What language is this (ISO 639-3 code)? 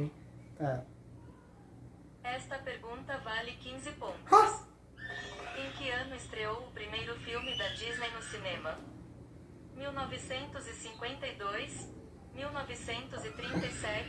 por